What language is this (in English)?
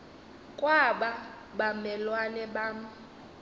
Xhosa